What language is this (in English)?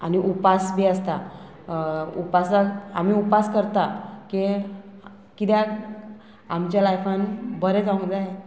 Konkani